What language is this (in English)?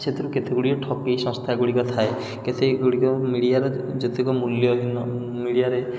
Odia